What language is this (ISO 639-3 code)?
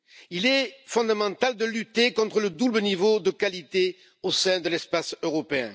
fra